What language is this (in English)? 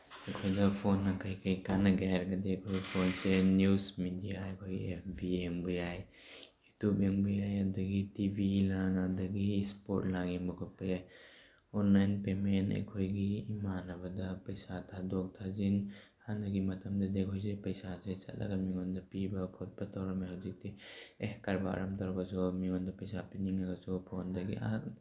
Manipuri